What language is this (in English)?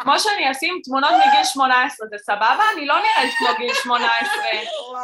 Hebrew